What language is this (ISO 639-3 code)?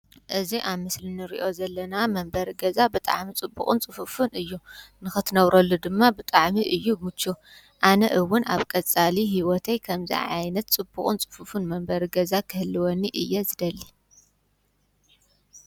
tir